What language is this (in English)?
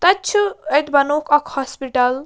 Kashmiri